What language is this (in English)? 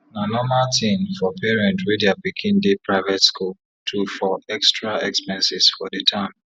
Nigerian Pidgin